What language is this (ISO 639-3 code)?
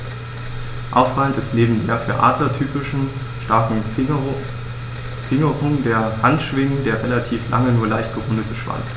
deu